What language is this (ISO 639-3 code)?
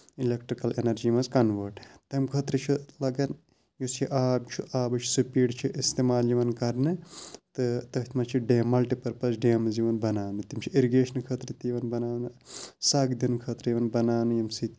kas